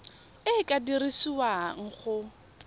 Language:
Tswana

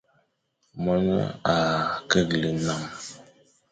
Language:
Fang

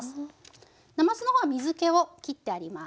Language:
Japanese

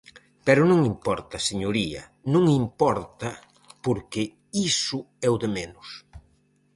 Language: Galician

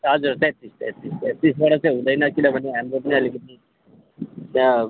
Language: Nepali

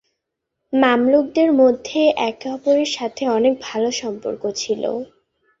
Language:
Bangla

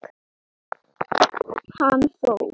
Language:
Icelandic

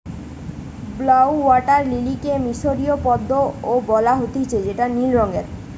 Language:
Bangla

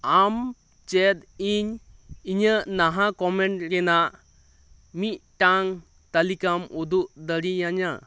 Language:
Santali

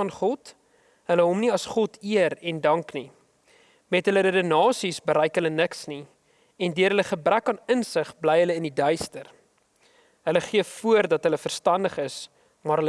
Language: Dutch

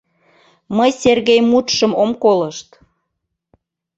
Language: Mari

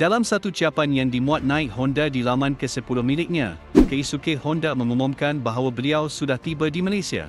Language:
Malay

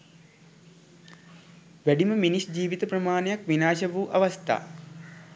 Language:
Sinhala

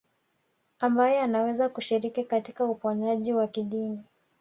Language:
Swahili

